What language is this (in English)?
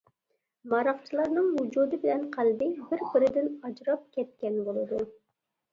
Uyghur